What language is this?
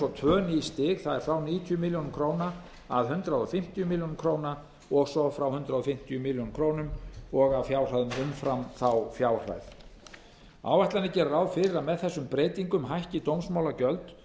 Icelandic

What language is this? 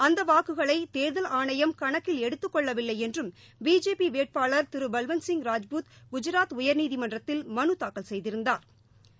Tamil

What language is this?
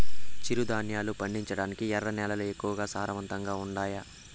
Telugu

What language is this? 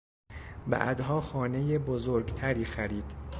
Persian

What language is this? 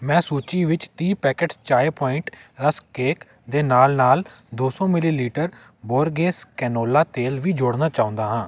Punjabi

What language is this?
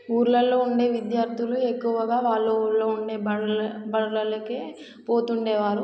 Telugu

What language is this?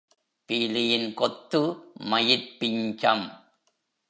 Tamil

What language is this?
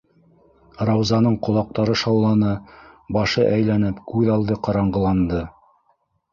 Bashkir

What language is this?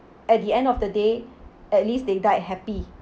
English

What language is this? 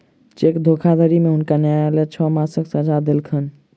Maithili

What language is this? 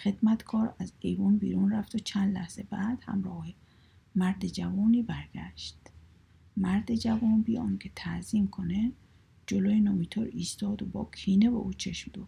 Persian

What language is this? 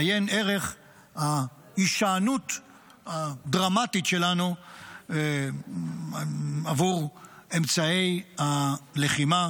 Hebrew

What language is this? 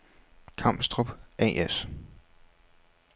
Danish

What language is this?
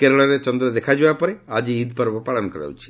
Odia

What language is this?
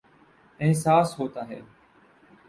Urdu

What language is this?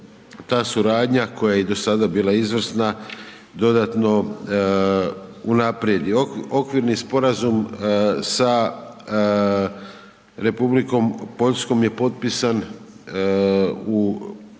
Croatian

